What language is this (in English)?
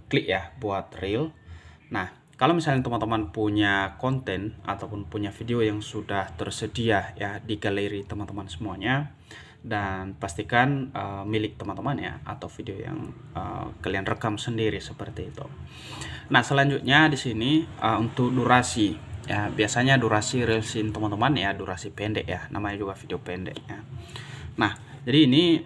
Indonesian